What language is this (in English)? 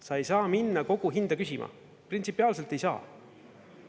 Estonian